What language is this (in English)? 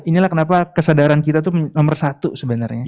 Indonesian